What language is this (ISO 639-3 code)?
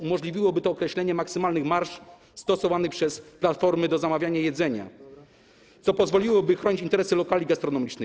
pol